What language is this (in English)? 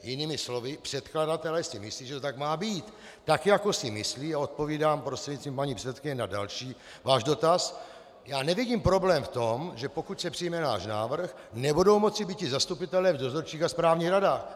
Czech